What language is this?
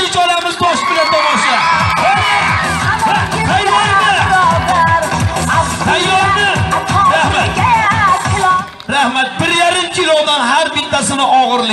Turkish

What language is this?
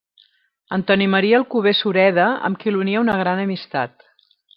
Catalan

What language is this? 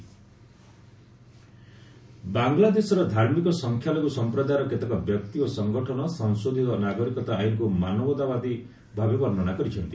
Odia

